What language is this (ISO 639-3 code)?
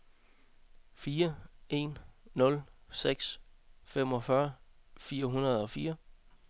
dan